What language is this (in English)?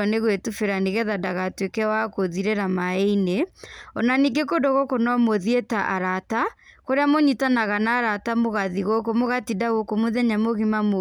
Kikuyu